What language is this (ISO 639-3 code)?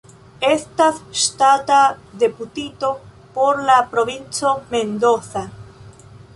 epo